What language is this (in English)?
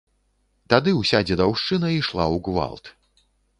Belarusian